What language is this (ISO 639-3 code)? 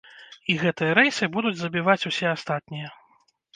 bel